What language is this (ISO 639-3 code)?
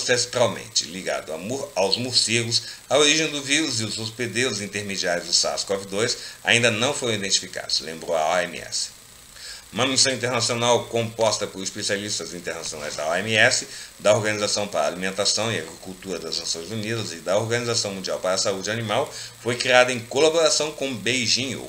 por